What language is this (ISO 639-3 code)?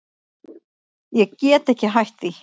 isl